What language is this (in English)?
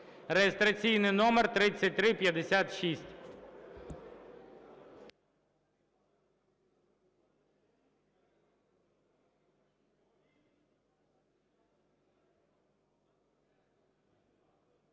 Ukrainian